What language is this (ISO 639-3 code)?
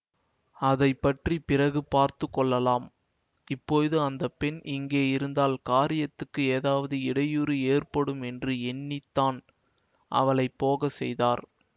tam